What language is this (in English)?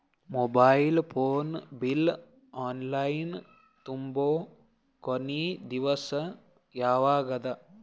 Kannada